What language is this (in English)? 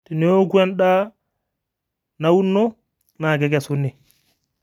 Masai